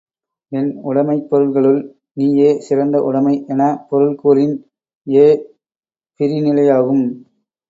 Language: Tamil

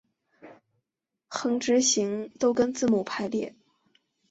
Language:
Chinese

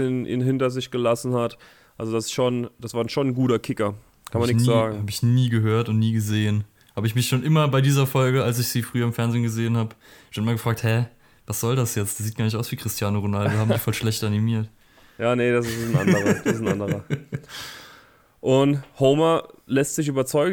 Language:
German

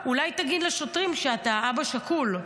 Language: Hebrew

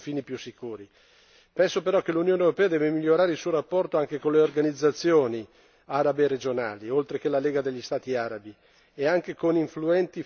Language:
Italian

